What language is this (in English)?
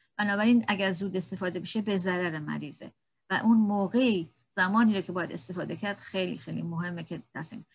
Persian